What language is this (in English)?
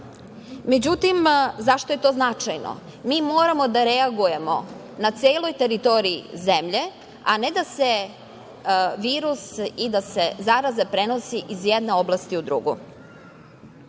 Serbian